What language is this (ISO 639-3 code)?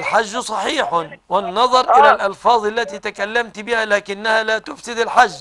ara